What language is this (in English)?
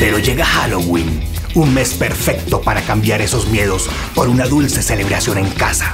Spanish